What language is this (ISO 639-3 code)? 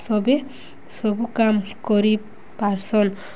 ori